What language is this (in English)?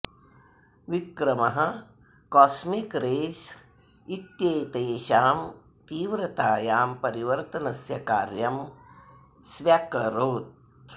Sanskrit